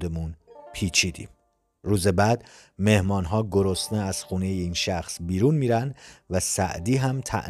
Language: Persian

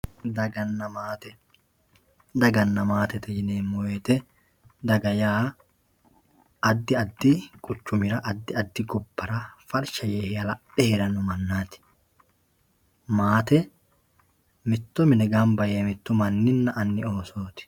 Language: Sidamo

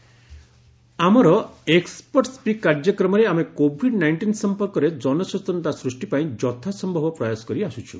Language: Odia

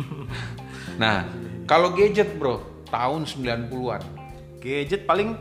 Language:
Indonesian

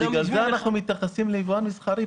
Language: Hebrew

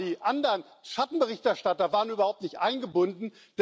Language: German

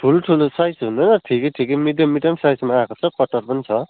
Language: Nepali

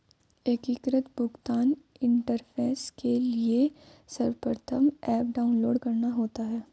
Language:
Hindi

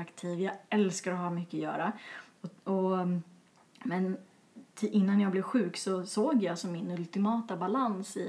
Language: Swedish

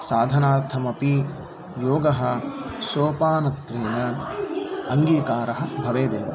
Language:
Sanskrit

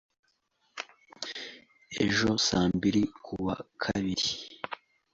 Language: Kinyarwanda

